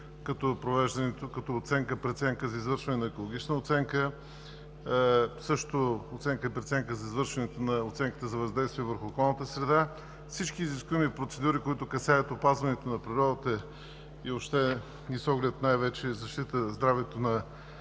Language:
Bulgarian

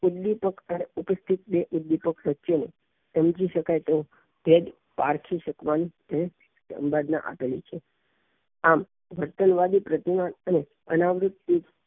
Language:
Gujarati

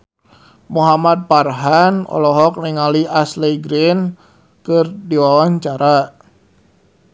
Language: Sundanese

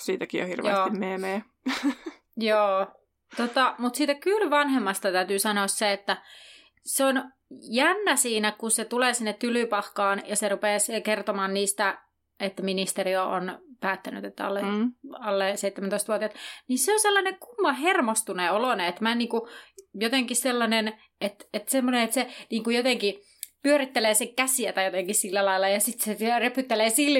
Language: Finnish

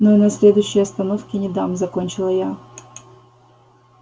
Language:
Russian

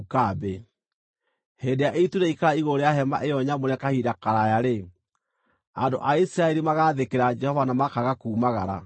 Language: Kikuyu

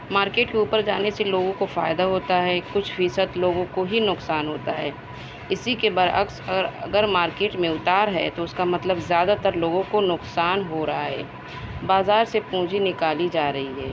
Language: Urdu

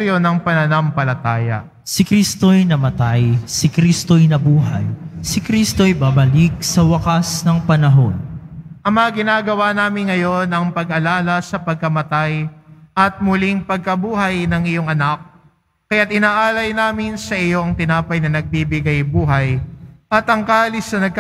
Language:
Filipino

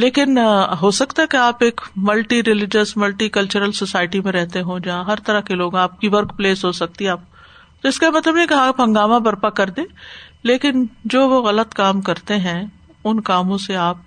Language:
Urdu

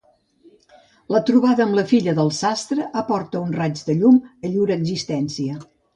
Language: Catalan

